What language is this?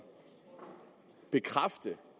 Danish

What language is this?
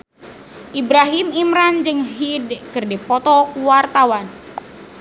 Sundanese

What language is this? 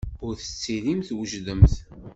Kabyle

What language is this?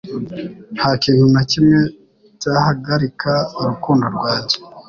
Kinyarwanda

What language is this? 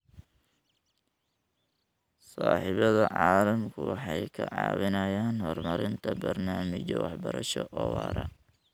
Somali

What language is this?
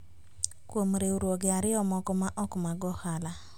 Luo (Kenya and Tanzania)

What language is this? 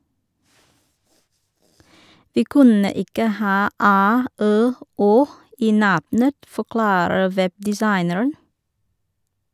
Norwegian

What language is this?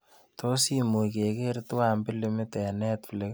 Kalenjin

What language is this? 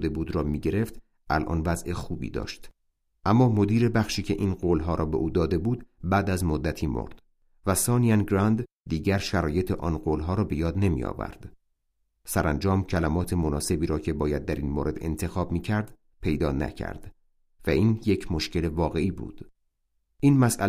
Persian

